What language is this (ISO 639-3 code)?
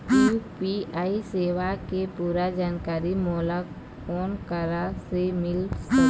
hne